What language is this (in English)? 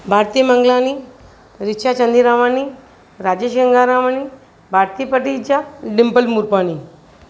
Sindhi